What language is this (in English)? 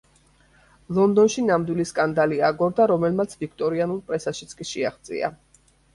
Georgian